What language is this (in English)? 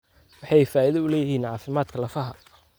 Somali